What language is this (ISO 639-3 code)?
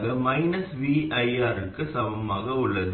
tam